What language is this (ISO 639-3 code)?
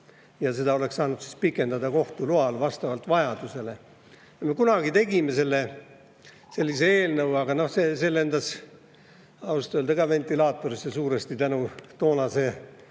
est